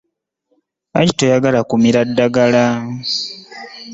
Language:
Ganda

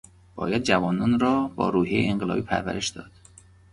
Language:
Persian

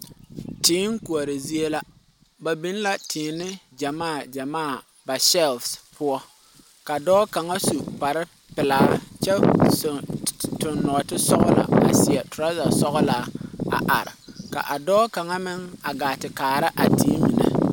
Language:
Southern Dagaare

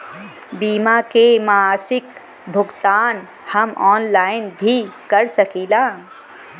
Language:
Bhojpuri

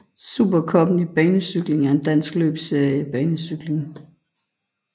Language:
Danish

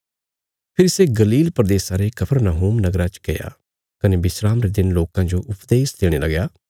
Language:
Bilaspuri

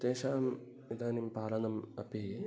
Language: Sanskrit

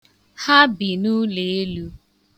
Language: Igbo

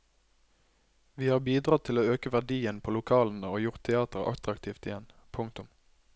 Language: Norwegian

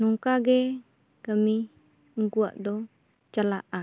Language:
Santali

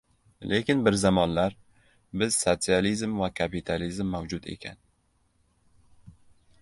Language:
Uzbek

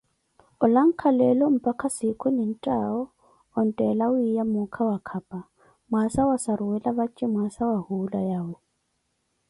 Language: Koti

